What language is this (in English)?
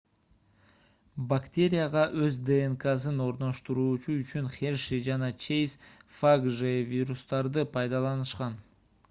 Kyrgyz